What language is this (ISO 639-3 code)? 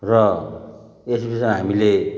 nep